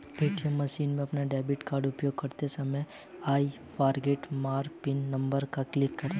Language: Hindi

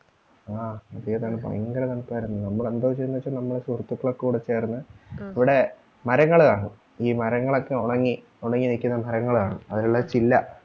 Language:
Malayalam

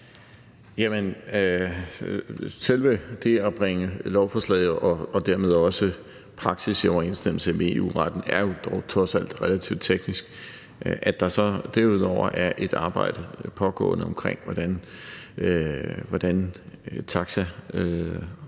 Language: Danish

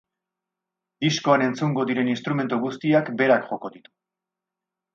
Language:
Basque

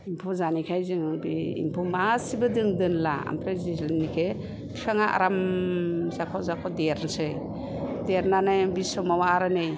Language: Bodo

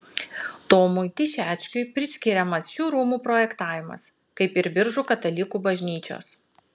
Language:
Lithuanian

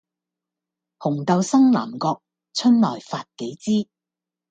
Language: Cantonese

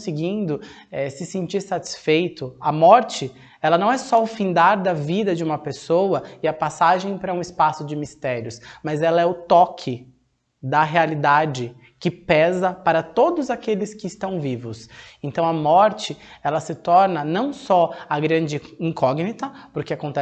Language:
Portuguese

